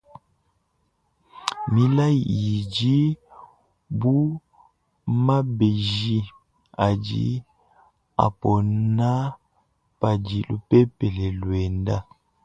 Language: Luba-Lulua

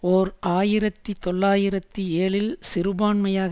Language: Tamil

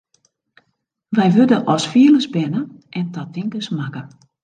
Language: Western Frisian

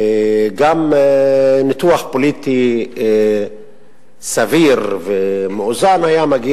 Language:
Hebrew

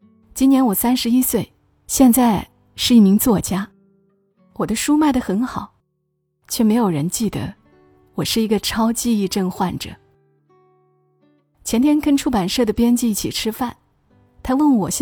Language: Chinese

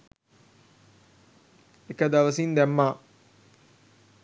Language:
Sinhala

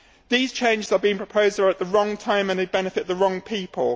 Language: English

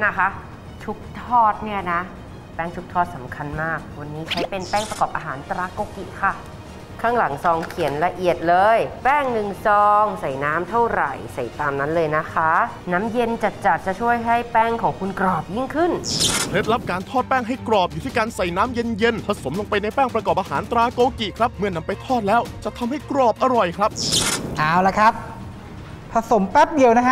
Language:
Thai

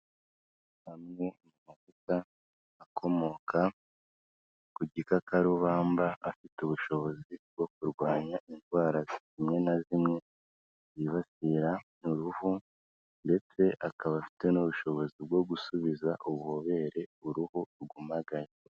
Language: Kinyarwanda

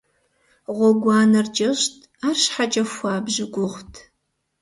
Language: Kabardian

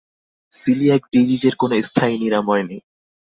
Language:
Bangla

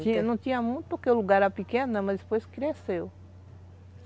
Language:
Portuguese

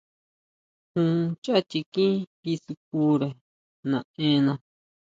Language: Huautla Mazatec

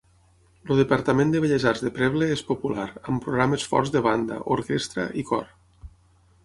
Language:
Catalan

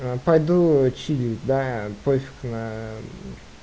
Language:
Russian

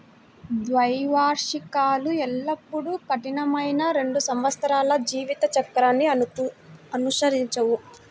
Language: Telugu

